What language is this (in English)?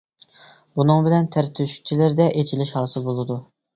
Uyghur